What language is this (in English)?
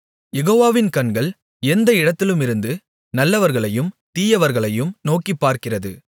Tamil